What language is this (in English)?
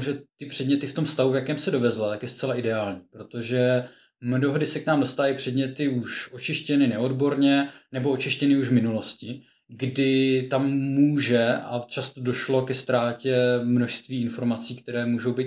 Czech